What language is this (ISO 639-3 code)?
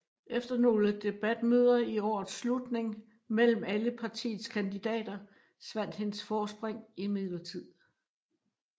dan